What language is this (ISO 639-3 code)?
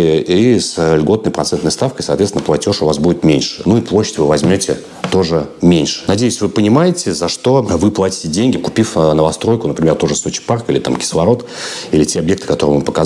rus